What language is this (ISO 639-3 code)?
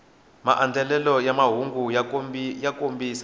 tso